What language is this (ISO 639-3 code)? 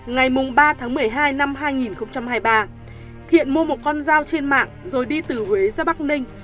vie